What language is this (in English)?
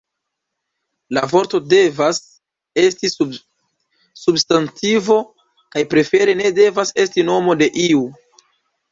Esperanto